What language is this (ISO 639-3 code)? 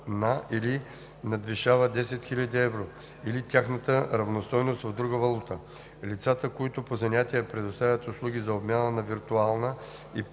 bul